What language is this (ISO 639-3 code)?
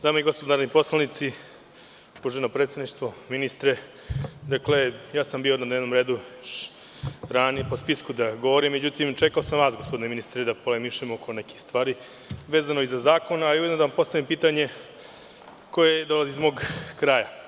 srp